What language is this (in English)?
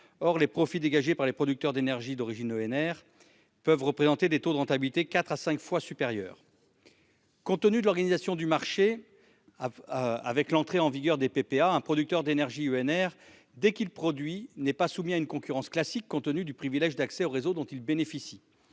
French